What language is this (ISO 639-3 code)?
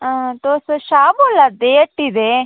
doi